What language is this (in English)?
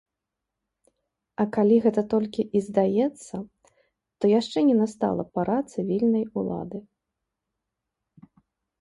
Belarusian